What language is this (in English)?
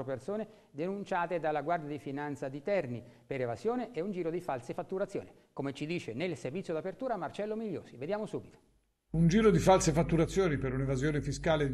Italian